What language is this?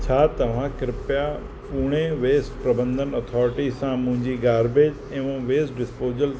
Sindhi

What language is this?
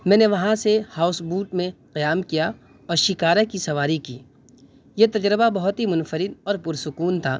Urdu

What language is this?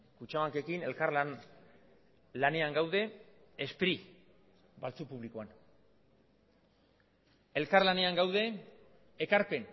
Basque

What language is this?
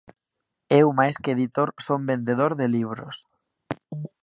Galician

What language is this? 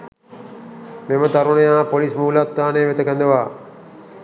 Sinhala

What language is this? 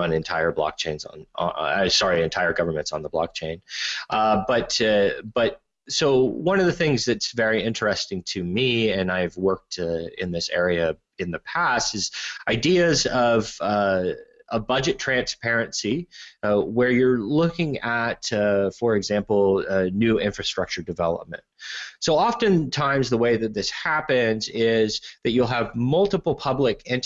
English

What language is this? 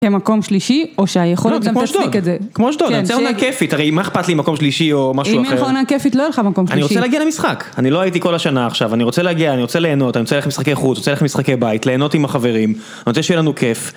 Hebrew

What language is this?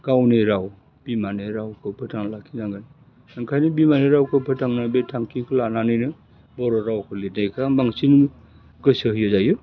Bodo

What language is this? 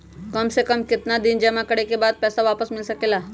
Magahi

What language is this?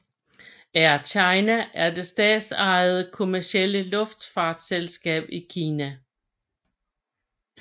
Danish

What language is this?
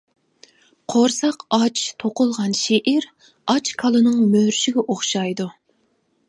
Uyghur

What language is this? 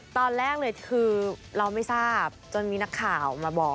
Thai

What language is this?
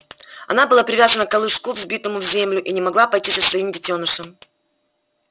Russian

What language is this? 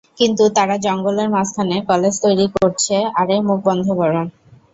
Bangla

